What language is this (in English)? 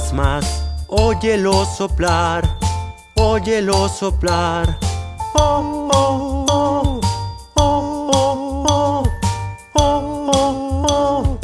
Spanish